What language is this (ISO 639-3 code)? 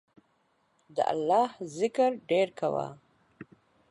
pus